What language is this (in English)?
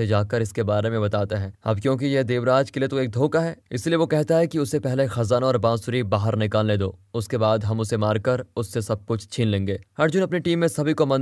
Hindi